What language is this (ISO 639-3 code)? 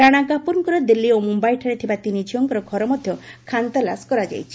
ori